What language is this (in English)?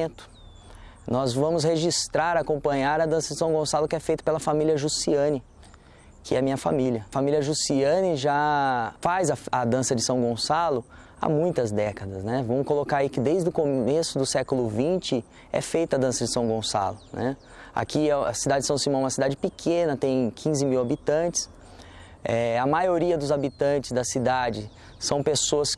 Portuguese